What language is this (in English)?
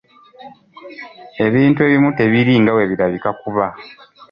Ganda